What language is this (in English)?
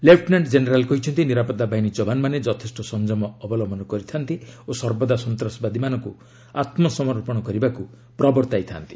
Odia